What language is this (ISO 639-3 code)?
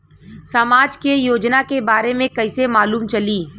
bho